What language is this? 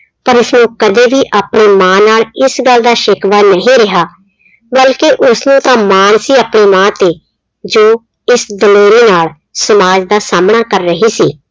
Punjabi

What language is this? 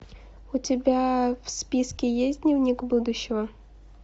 Russian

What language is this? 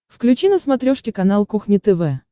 Russian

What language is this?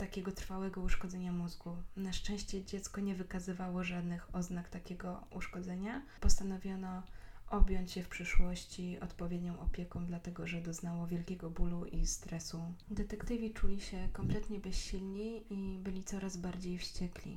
Polish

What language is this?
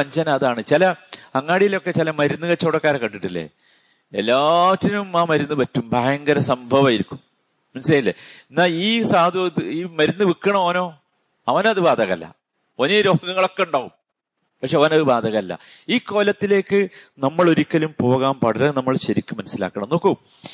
Malayalam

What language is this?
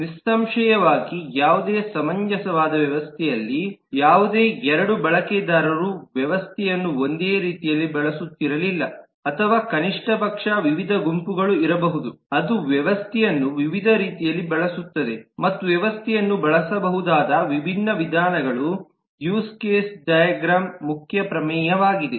Kannada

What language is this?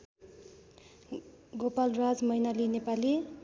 Nepali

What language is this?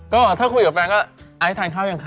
Thai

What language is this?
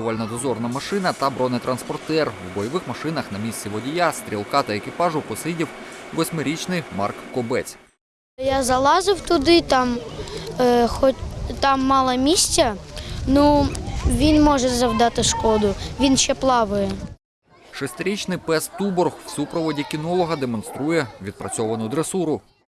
Ukrainian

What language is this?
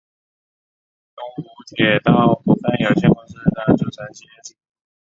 Chinese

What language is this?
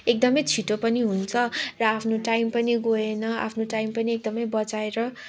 Nepali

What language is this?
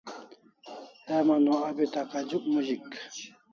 Kalasha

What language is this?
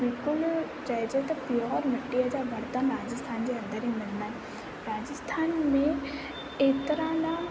Sindhi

